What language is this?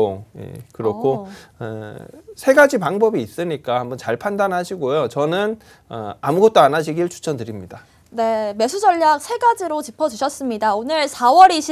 Korean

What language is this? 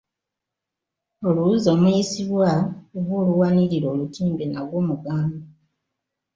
Ganda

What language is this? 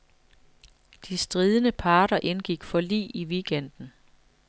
Danish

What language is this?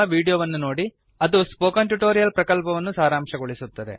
Kannada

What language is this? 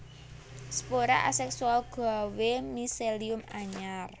Javanese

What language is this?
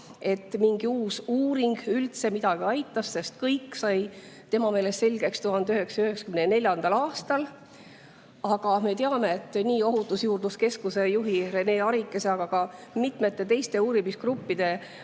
Estonian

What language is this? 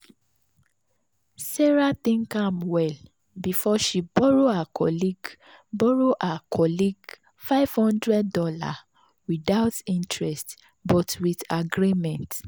Nigerian Pidgin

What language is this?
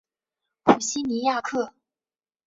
Chinese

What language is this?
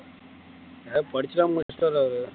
Tamil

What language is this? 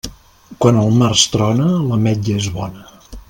Catalan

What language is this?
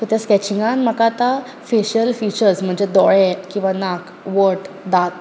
Konkani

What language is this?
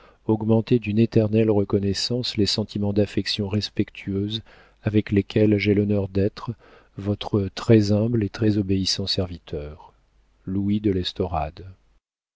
French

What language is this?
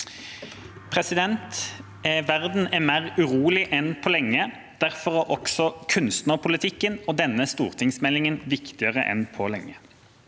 Norwegian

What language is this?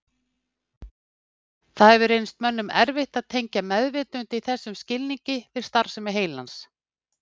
Icelandic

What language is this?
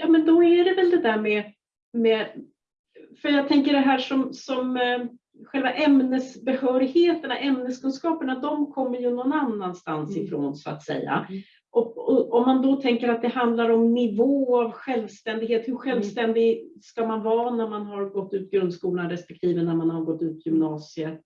Swedish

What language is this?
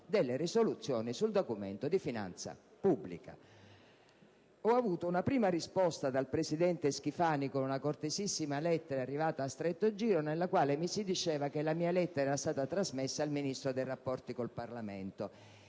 Italian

